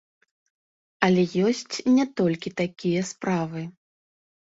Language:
Belarusian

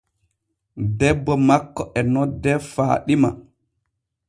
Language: Borgu Fulfulde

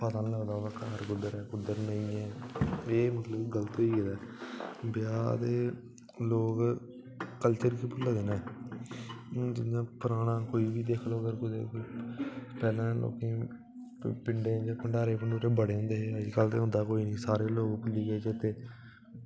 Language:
Dogri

